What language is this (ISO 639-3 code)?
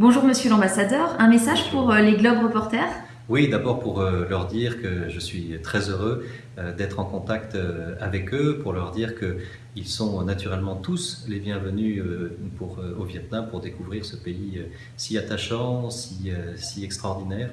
fra